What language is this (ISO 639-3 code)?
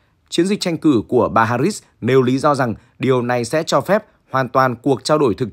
vie